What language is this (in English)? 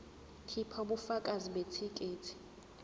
Zulu